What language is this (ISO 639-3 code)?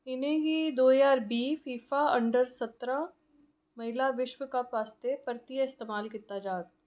doi